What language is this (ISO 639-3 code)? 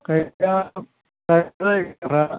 brx